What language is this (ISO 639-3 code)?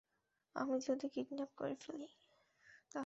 ben